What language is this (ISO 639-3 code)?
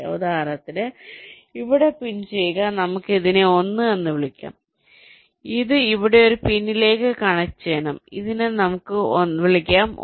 mal